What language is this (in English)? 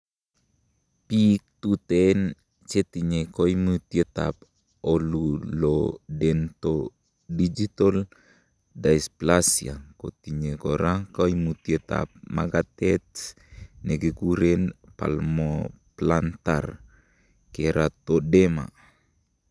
Kalenjin